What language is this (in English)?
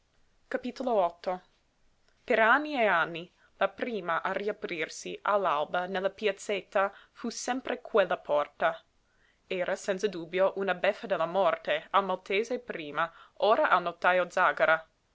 Italian